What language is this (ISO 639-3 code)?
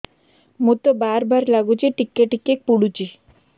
ori